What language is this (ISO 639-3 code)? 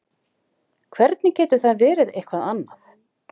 isl